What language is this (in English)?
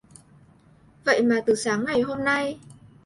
Vietnamese